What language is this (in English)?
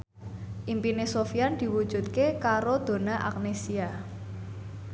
Javanese